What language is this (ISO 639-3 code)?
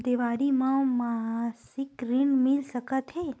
hne